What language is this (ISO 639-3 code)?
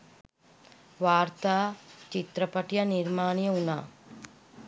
sin